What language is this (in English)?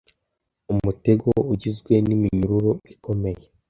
Kinyarwanda